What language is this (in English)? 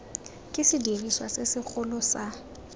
Tswana